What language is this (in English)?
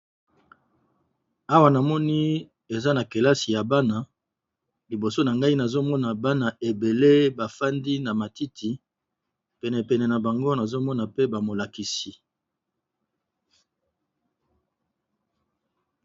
Lingala